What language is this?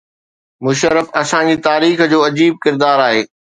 Sindhi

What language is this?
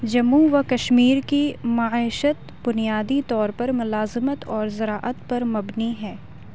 Urdu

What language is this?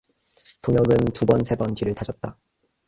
Korean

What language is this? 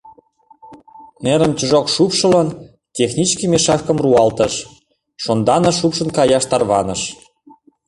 Mari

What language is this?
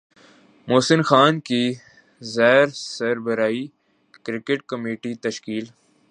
Urdu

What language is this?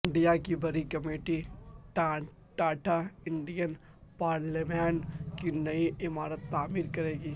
Urdu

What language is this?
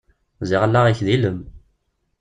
Kabyle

